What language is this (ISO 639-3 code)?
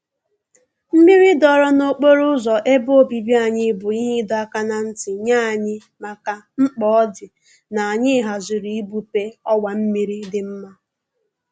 ibo